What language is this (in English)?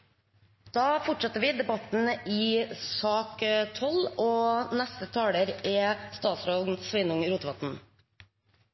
Norwegian Bokmål